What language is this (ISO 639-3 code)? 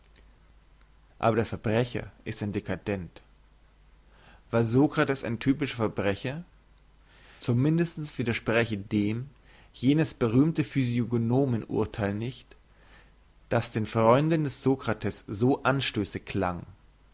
deu